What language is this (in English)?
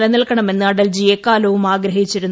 Malayalam